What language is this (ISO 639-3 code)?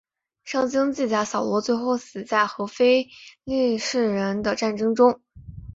zho